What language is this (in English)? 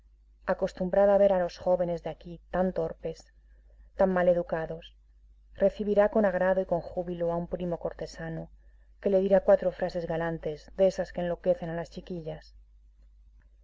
Spanish